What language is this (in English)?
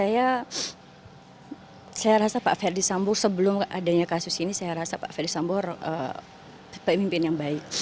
Indonesian